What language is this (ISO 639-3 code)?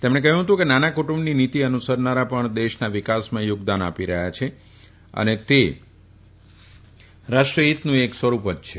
guj